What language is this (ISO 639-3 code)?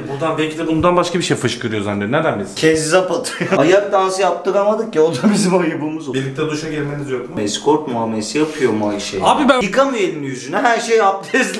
tur